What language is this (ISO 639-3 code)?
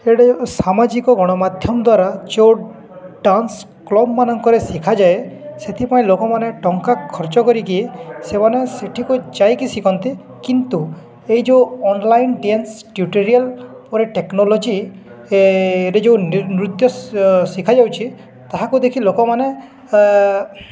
ori